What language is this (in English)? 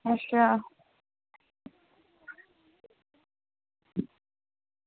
Dogri